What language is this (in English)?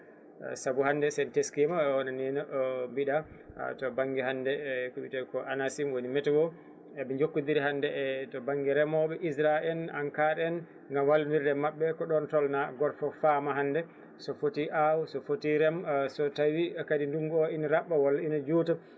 Fula